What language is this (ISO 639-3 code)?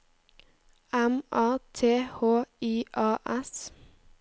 nor